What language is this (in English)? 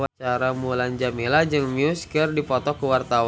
Sundanese